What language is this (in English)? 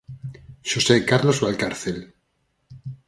Galician